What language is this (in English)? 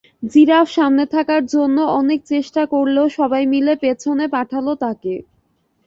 Bangla